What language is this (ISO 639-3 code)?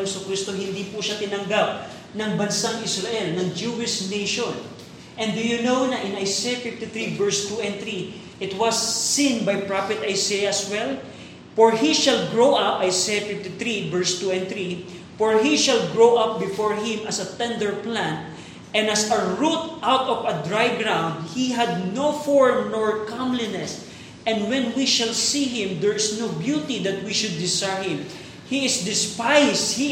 fil